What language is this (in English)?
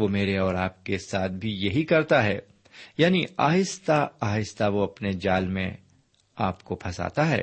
Urdu